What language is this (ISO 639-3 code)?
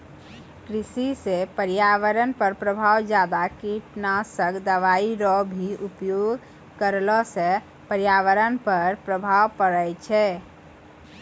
mai